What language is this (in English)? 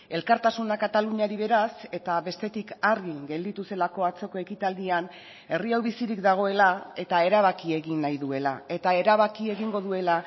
Basque